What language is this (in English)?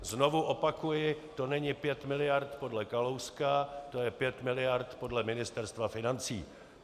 Czech